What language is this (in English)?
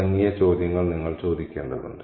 Malayalam